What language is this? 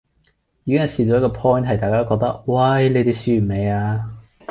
Cantonese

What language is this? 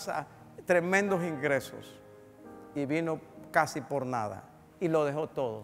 Spanish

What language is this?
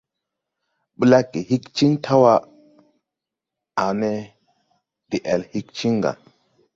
Tupuri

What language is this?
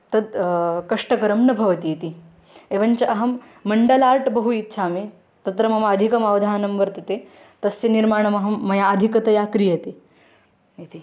Sanskrit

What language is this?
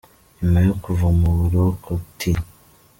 Kinyarwanda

